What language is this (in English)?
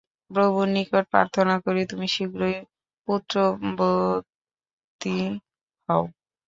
Bangla